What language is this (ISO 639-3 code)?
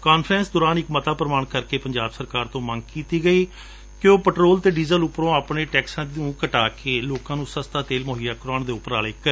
pan